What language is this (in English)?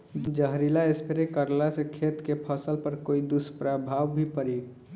Bhojpuri